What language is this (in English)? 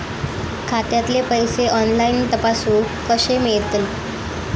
Marathi